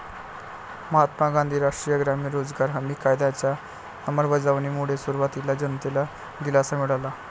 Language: Marathi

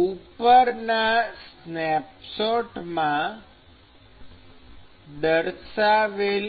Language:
Gujarati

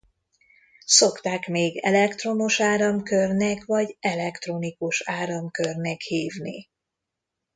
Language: Hungarian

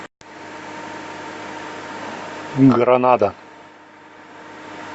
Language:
Russian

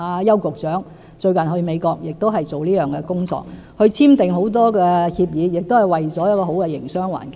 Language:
Cantonese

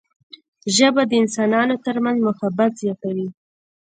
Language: Pashto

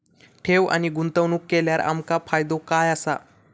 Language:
Marathi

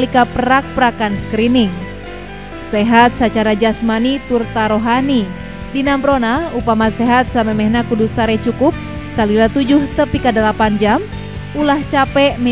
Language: Indonesian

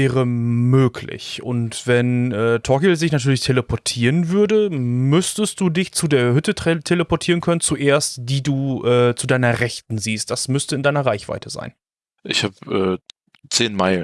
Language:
German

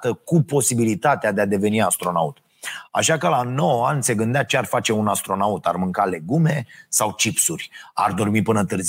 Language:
Romanian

